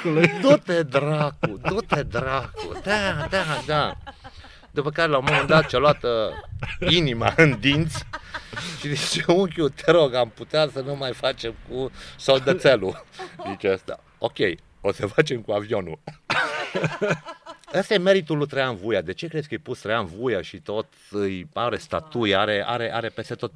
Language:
Romanian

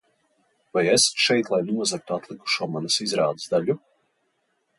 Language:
Latvian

